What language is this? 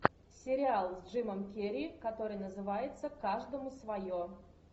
Russian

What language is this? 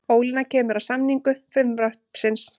Icelandic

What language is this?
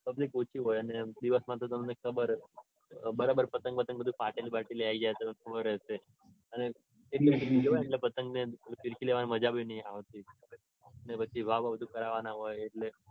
Gujarati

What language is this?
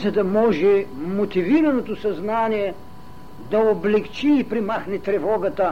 Bulgarian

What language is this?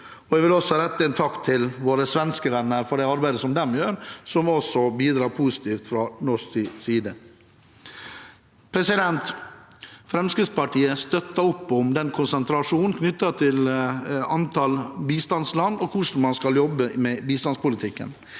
Norwegian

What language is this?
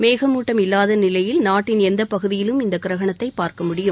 Tamil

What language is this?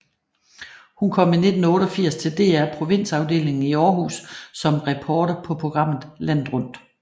Danish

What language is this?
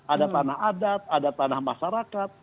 Indonesian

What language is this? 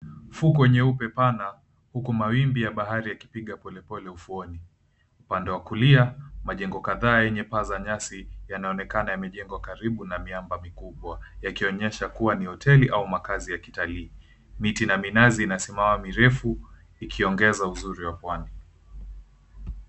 Swahili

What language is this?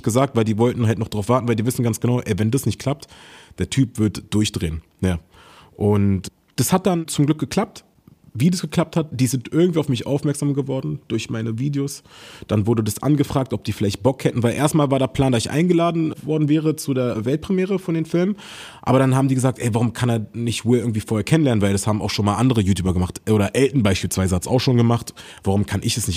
German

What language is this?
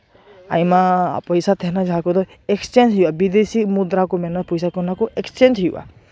Santali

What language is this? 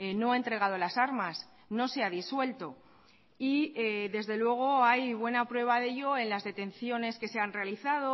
Spanish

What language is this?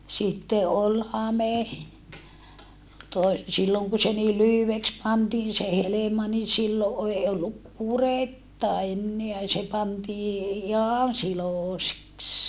Finnish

